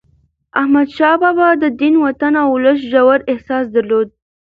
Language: Pashto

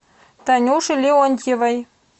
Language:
Russian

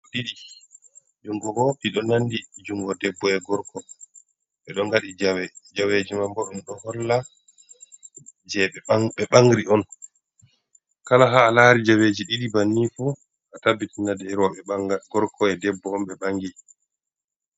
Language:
Fula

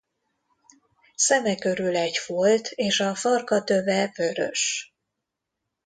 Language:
Hungarian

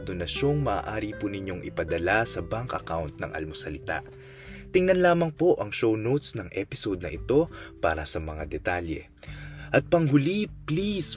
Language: Filipino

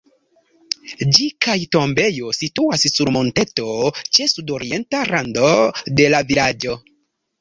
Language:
Esperanto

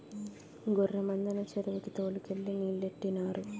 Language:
Telugu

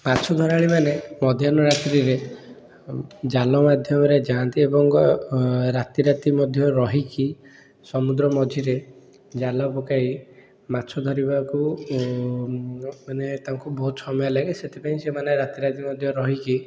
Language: Odia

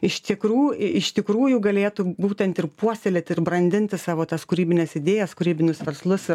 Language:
Lithuanian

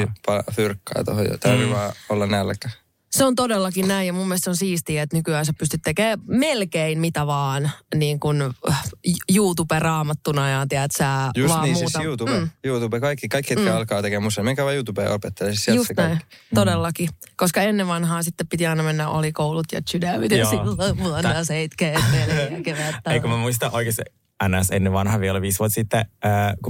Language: Finnish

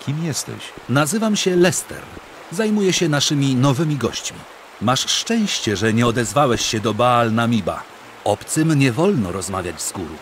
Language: Polish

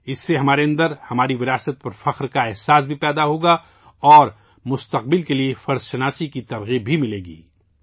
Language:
Urdu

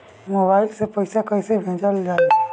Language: Bhojpuri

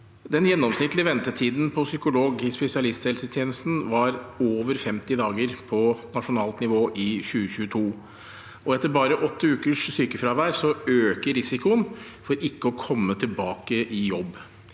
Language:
Norwegian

